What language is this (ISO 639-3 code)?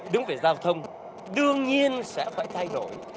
vie